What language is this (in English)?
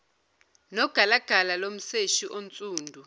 Zulu